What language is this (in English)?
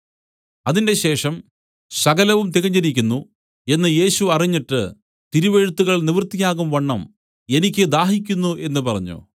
Malayalam